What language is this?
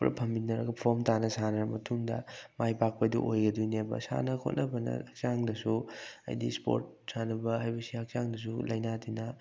Manipuri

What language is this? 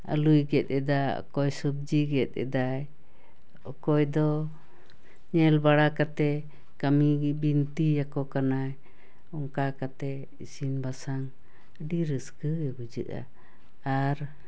Santali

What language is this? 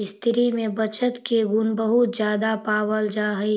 Magahi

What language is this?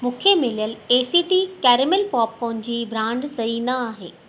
Sindhi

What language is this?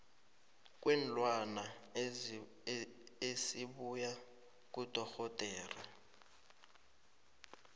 South Ndebele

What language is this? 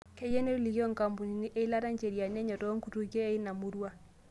Masai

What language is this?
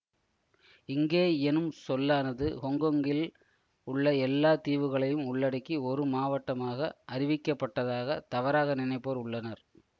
Tamil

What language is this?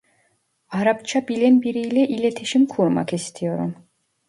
Turkish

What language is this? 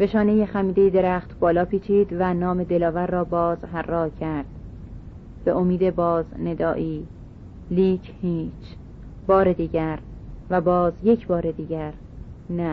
Persian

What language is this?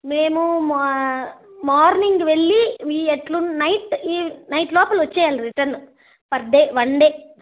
Telugu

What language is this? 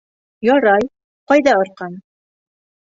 Bashkir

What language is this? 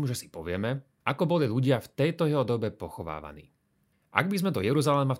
Slovak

